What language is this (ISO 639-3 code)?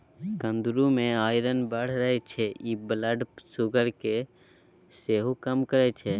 mai